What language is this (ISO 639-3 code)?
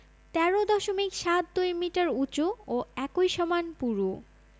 ben